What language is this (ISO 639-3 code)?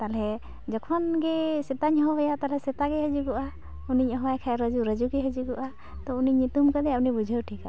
sat